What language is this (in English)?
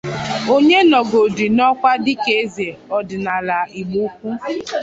Igbo